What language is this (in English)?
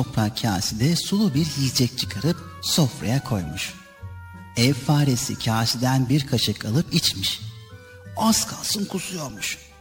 Turkish